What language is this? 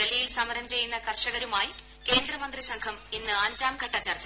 Malayalam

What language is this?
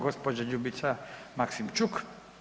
Croatian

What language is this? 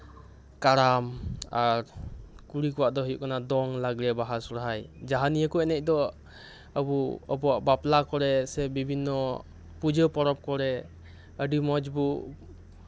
Santali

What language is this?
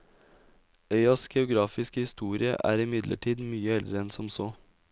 Norwegian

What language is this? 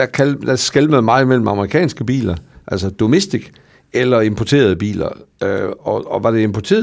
Danish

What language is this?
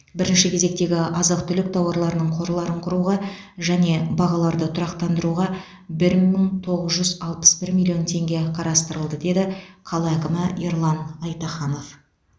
Kazakh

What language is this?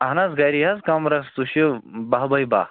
Kashmiri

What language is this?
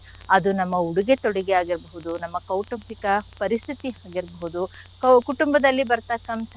Kannada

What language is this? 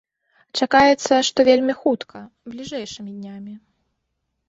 Belarusian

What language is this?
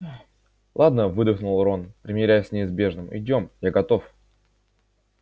Russian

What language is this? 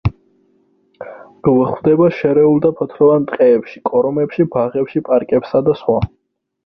Georgian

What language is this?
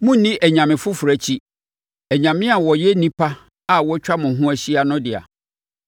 Akan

